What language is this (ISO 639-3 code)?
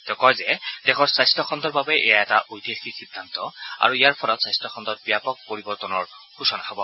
asm